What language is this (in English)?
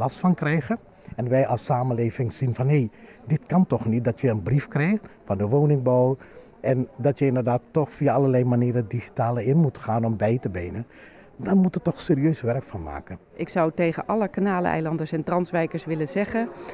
Dutch